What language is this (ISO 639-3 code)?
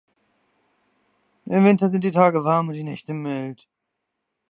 deu